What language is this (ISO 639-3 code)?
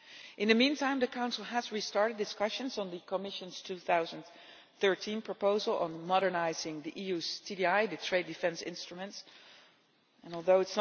eng